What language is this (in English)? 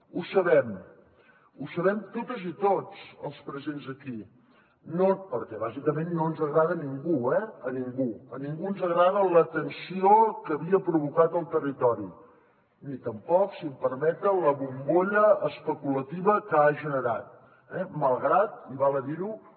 Catalan